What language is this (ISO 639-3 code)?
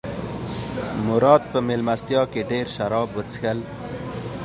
pus